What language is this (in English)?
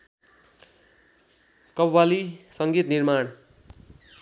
Nepali